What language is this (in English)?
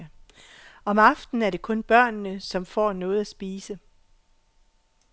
Danish